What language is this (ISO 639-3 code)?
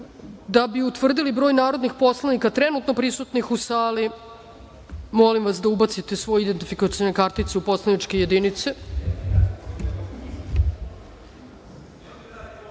srp